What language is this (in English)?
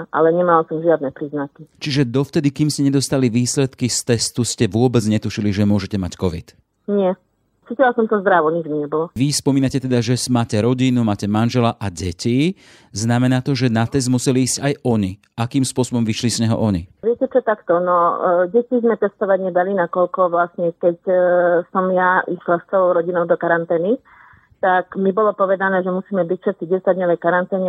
Slovak